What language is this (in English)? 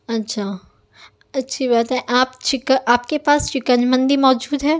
Urdu